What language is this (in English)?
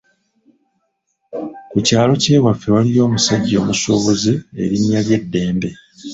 Ganda